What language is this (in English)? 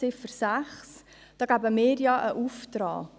Swiss German